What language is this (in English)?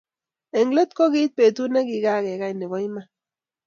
Kalenjin